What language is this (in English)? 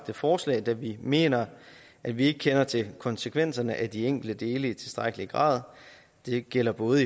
Danish